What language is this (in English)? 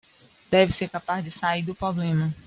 Portuguese